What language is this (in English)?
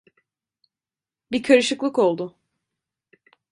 Turkish